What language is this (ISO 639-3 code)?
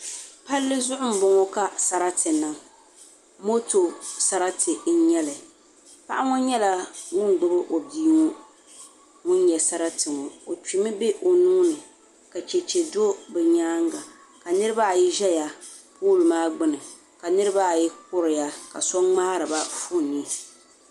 dag